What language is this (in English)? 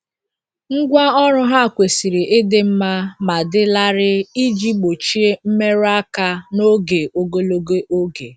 Igbo